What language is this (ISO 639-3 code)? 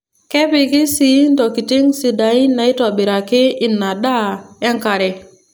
mas